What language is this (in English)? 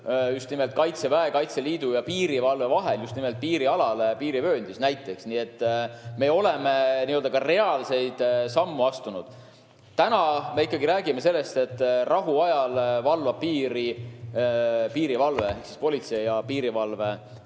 Estonian